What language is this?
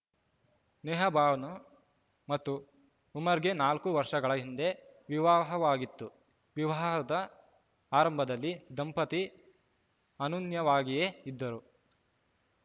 Kannada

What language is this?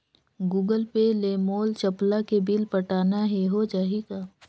Chhattisgarhi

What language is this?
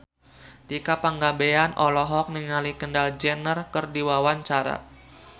Sundanese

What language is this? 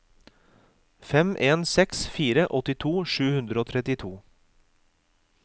Norwegian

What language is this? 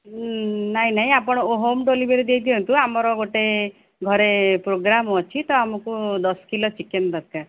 Odia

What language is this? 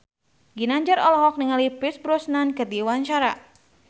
Sundanese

